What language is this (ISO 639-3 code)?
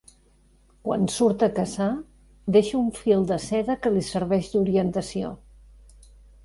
cat